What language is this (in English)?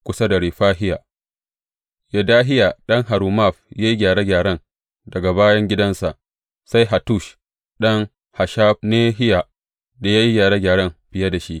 Hausa